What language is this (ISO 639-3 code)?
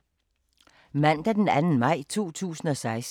dan